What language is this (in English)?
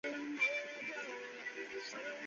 Chinese